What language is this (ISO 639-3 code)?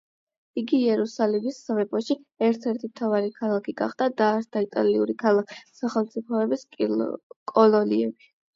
kat